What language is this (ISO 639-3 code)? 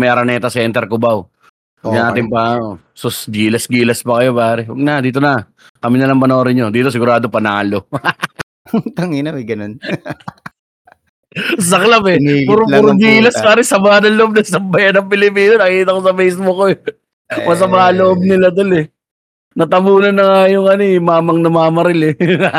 fil